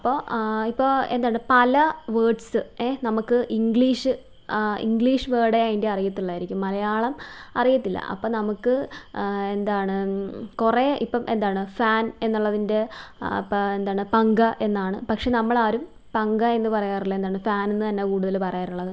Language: Malayalam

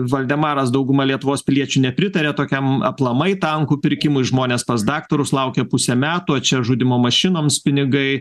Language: Lithuanian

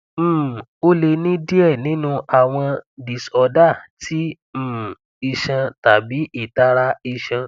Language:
Yoruba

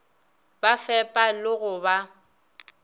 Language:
Northern Sotho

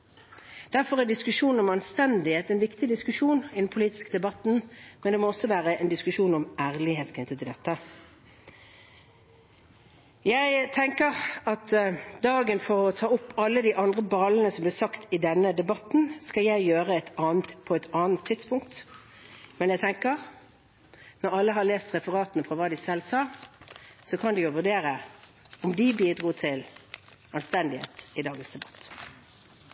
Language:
Norwegian Bokmål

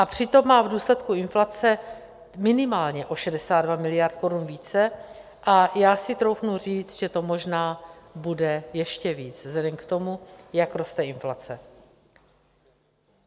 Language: Czech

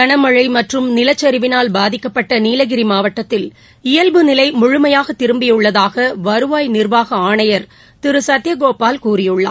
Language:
Tamil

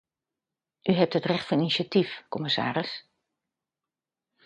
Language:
Dutch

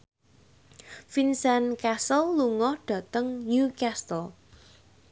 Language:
Javanese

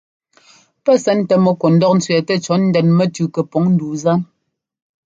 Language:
Ngomba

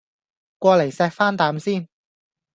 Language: Cantonese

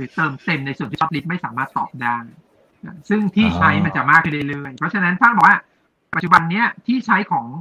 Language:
Thai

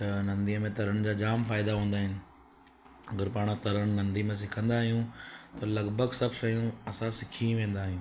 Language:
Sindhi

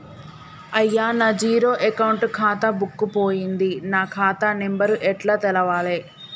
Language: Telugu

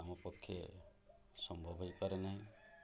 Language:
Odia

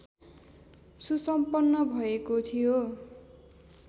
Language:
Nepali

